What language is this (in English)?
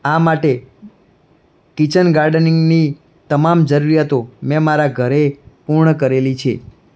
Gujarati